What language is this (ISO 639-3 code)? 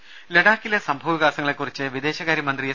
mal